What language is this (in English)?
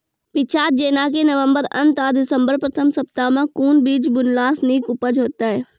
Maithili